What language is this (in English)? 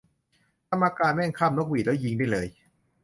Thai